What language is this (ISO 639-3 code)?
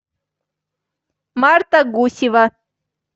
rus